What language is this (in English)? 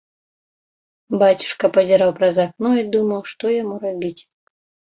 Belarusian